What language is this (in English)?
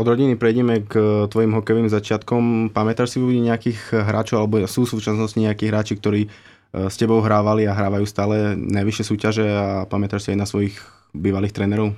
Slovak